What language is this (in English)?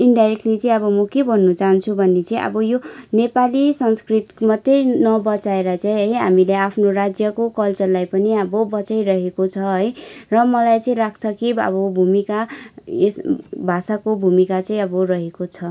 Nepali